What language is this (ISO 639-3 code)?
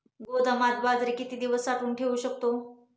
mar